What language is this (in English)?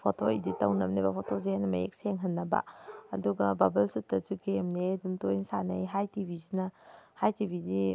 Manipuri